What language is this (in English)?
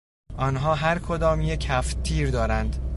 Persian